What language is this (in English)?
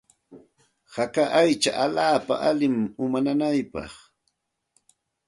Santa Ana de Tusi Pasco Quechua